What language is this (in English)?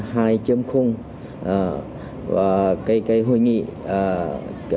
Vietnamese